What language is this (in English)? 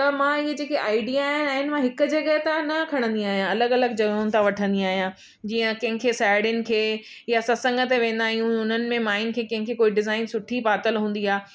Sindhi